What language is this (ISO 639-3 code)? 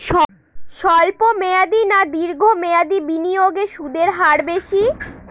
ben